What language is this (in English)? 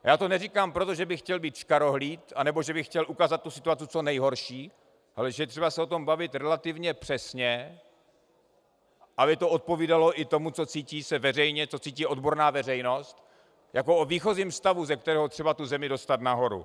Czech